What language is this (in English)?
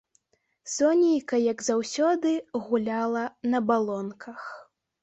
Belarusian